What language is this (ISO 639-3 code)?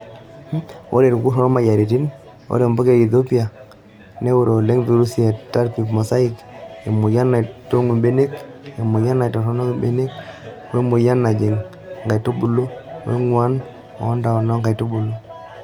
mas